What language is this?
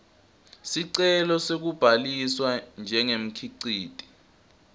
Swati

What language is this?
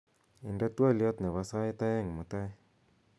Kalenjin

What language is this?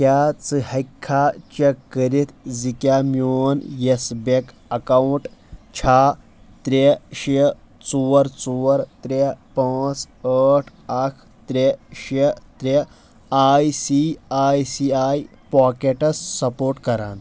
Kashmiri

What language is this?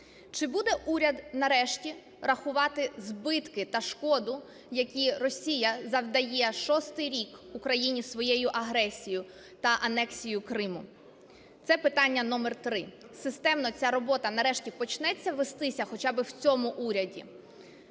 Ukrainian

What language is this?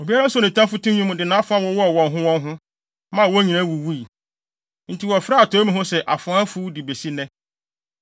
Akan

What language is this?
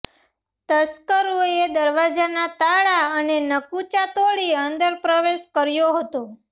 Gujarati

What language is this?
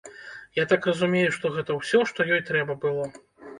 Belarusian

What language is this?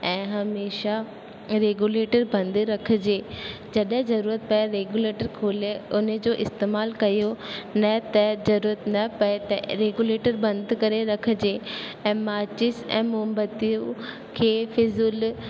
Sindhi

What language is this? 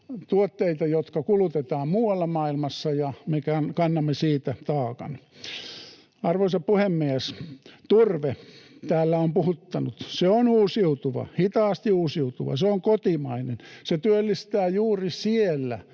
Finnish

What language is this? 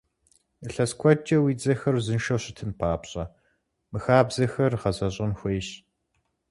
Kabardian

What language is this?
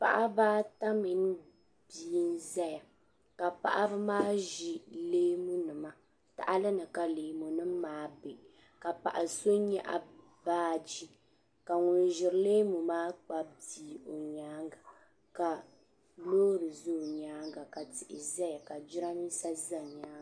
Dagbani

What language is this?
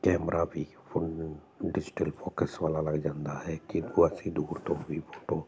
Punjabi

